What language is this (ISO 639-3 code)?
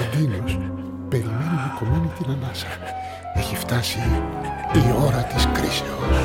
ell